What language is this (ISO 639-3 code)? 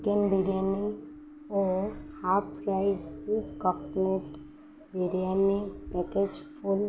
ori